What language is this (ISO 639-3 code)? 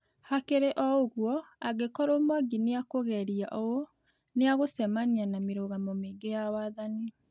kik